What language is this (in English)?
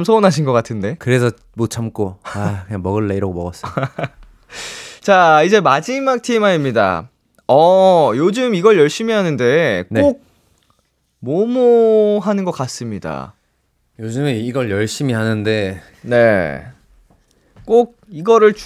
Korean